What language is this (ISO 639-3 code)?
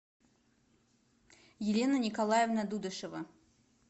rus